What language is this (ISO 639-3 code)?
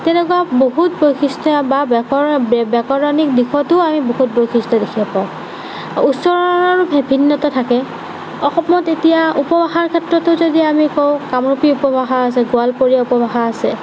asm